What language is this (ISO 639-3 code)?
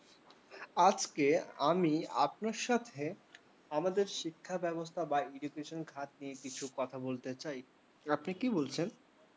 ben